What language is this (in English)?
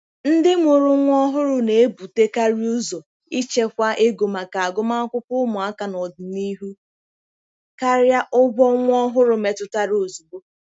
Igbo